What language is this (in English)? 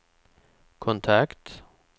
Swedish